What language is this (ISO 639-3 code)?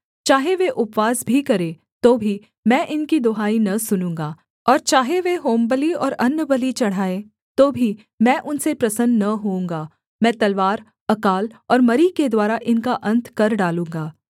hin